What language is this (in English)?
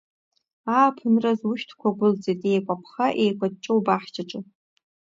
Abkhazian